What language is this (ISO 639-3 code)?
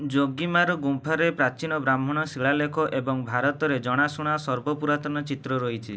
ori